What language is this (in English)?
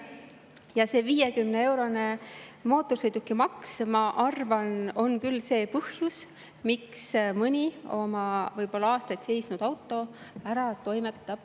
Estonian